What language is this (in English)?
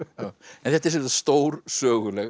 Icelandic